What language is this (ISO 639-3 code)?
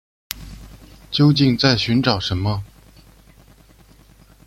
zho